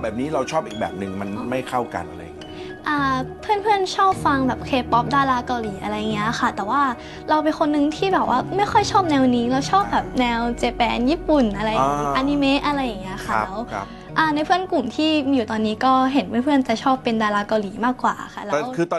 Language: Thai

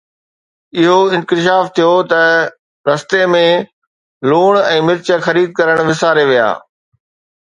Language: Sindhi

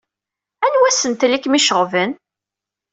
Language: Kabyle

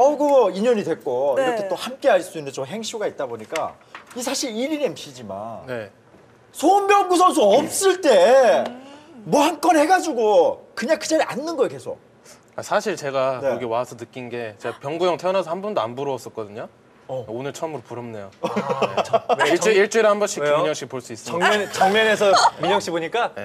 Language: Korean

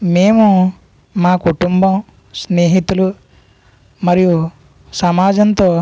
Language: Telugu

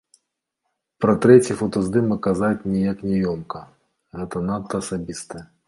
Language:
Belarusian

